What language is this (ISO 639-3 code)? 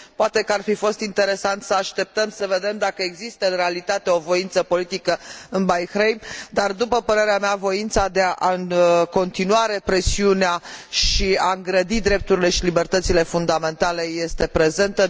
ron